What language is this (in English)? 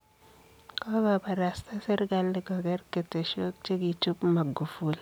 Kalenjin